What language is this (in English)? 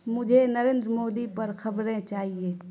Urdu